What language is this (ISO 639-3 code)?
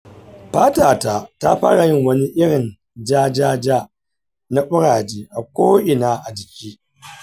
hau